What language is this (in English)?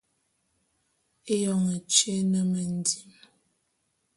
Bulu